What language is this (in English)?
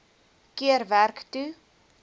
Afrikaans